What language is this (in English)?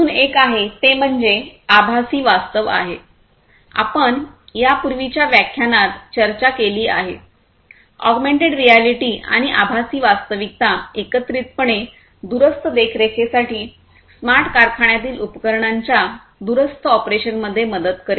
Marathi